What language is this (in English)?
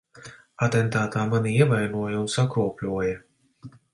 Latvian